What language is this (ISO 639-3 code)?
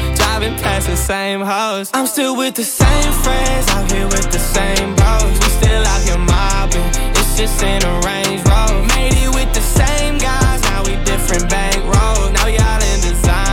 ita